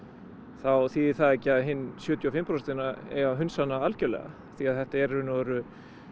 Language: Icelandic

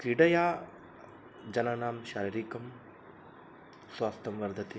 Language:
Sanskrit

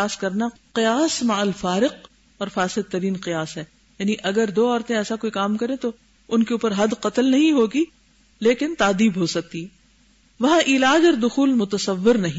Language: Urdu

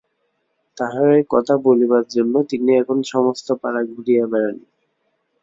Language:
Bangla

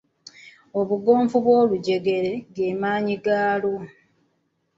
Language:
Ganda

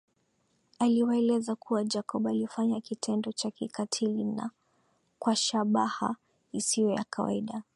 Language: Swahili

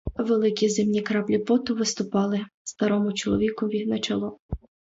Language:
Ukrainian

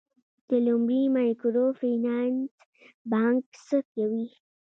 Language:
Pashto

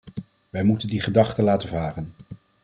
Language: Dutch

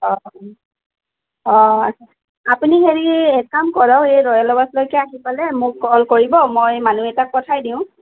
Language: Assamese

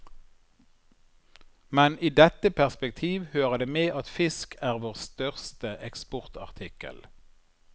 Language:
Norwegian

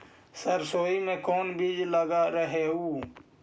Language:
Magahi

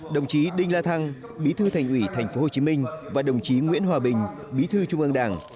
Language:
Vietnamese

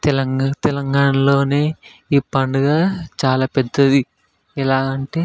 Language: Telugu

